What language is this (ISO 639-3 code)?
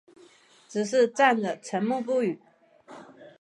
zho